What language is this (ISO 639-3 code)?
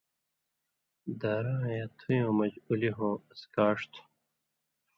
mvy